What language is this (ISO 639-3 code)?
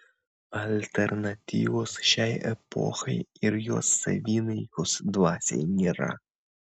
lit